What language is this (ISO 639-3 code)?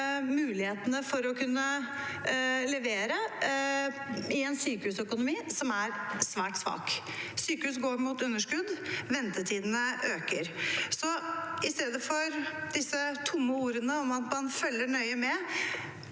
nor